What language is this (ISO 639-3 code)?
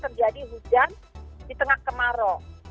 ind